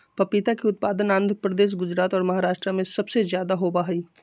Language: Magahi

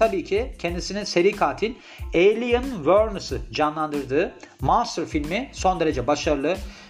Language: Turkish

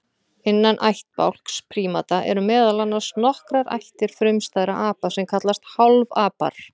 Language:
Icelandic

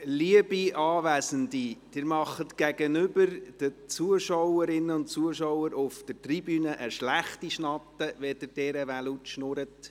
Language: Swiss German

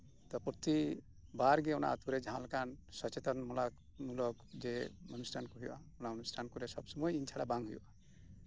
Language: Santali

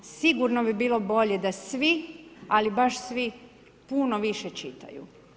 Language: Croatian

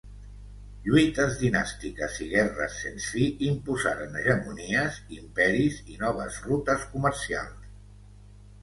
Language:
Catalan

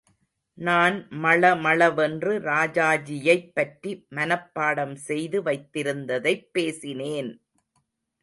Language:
Tamil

